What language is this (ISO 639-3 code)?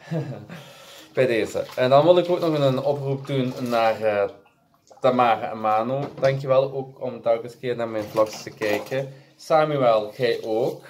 nld